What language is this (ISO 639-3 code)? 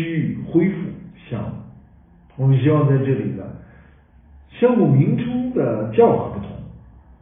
zho